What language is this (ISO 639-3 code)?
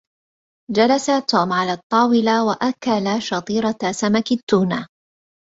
ara